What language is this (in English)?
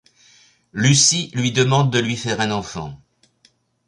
French